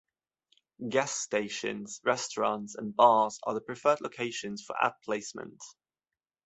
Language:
English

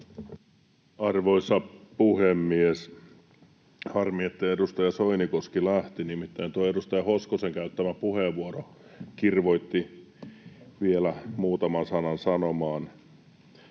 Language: Finnish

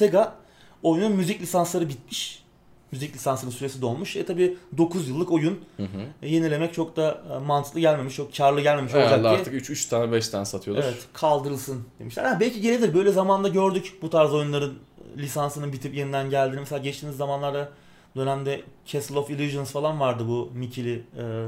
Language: Turkish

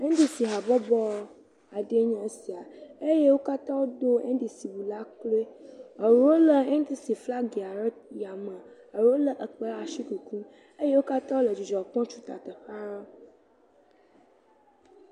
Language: Ewe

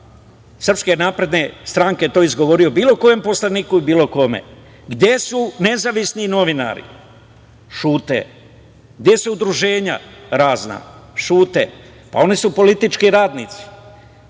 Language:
Serbian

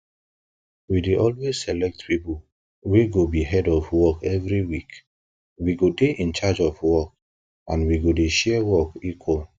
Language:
Nigerian Pidgin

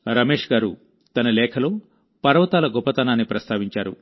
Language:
Telugu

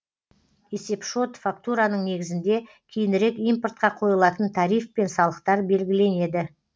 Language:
Kazakh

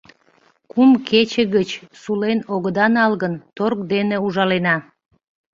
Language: Mari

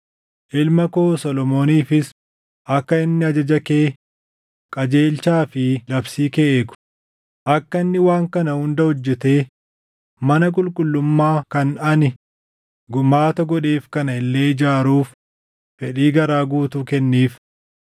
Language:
Oromo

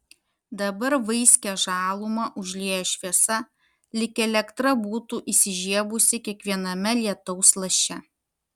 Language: Lithuanian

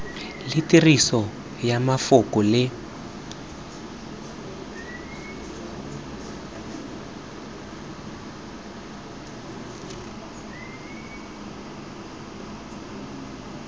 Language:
Tswana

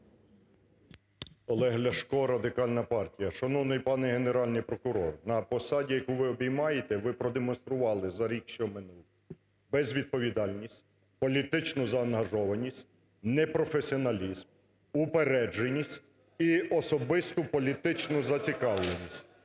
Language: Ukrainian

